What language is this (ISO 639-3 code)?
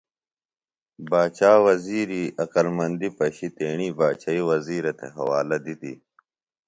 phl